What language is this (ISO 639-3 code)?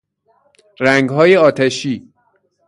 fas